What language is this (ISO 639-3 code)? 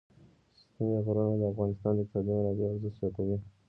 pus